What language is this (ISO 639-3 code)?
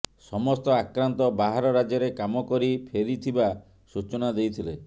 ori